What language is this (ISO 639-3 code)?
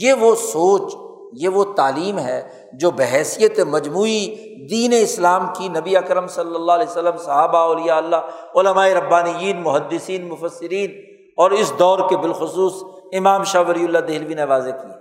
urd